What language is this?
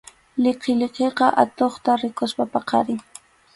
Arequipa-La Unión Quechua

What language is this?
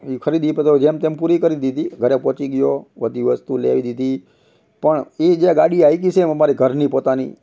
Gujarati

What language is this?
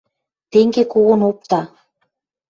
Western Mari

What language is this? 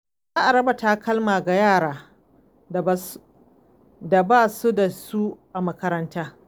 Hausa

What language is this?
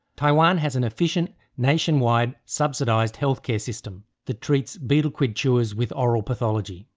English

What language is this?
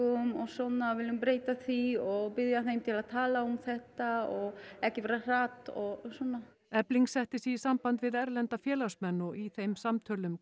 Icelandic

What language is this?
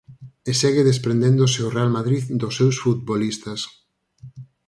Galician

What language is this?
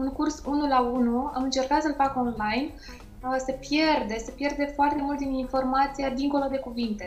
Romanian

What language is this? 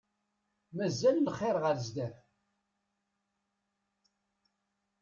Kabyle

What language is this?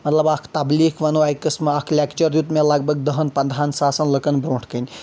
Kashmiri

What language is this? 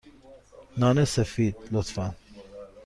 Persian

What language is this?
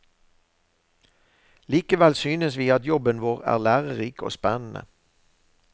Norwegian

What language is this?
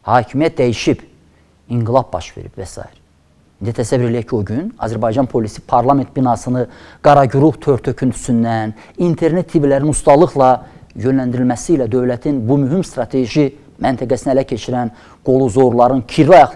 Turkish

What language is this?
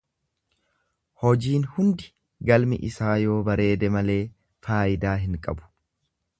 Oromo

